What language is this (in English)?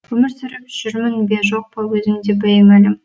Kazakh